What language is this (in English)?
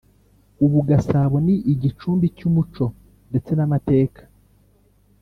Kinyarwanda